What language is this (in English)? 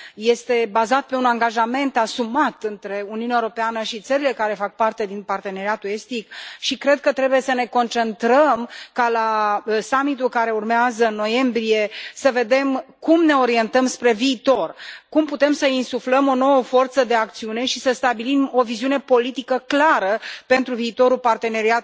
Romanian